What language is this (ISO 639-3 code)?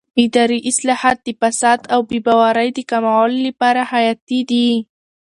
pus